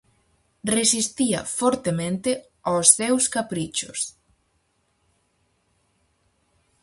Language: Galician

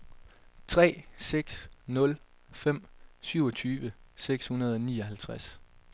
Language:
Danish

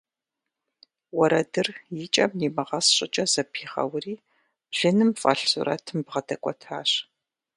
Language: Kabardian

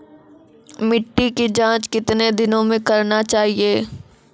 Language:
Maithili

